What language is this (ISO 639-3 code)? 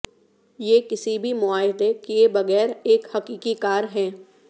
urd